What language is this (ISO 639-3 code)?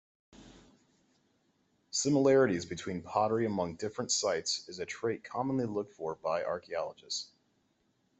eng